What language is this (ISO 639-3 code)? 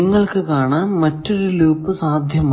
mal